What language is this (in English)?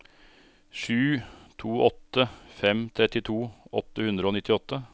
Norwegian